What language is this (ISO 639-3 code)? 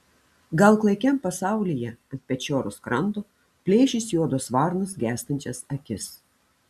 lit